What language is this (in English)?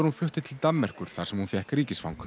Icelandic